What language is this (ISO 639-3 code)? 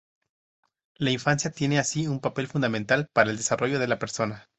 spa